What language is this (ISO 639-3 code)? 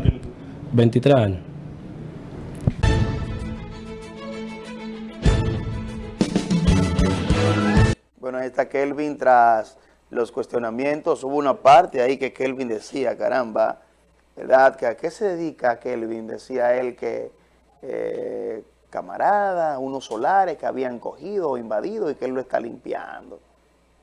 spa